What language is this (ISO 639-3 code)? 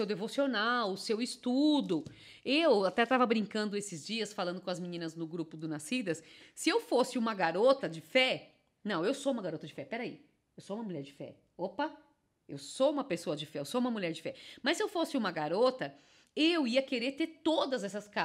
por